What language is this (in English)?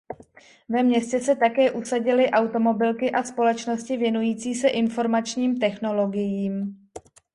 Czech